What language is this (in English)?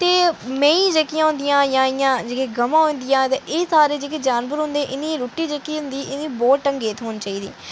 Dogri